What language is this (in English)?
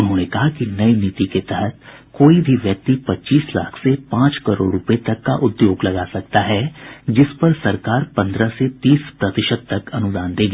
Hindi